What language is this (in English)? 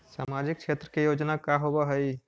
Magahi